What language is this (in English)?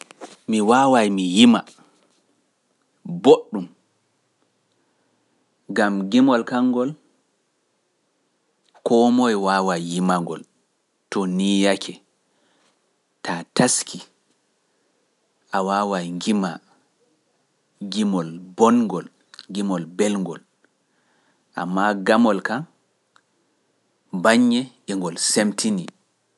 Pular